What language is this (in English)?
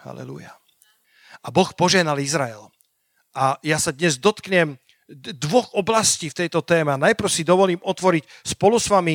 Slovak